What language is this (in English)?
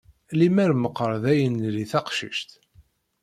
Kabyle